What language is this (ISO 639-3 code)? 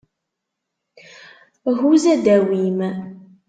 kab